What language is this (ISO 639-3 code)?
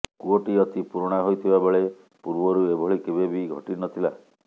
ori